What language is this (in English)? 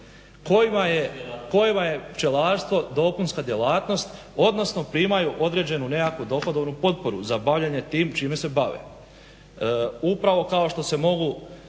Croatian